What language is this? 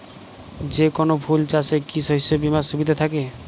Bangla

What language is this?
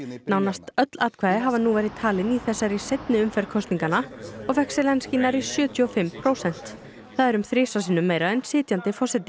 Icelandic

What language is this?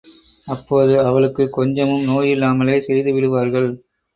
Tamil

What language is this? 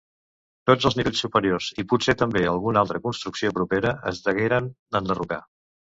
Catalan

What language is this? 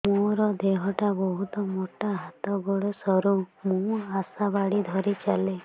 Odia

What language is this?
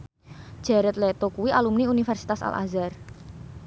Javanese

